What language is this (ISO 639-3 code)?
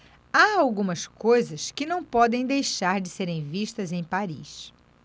por